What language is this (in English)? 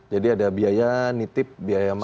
Indonesian